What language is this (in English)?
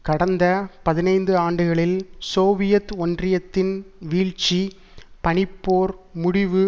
Tamil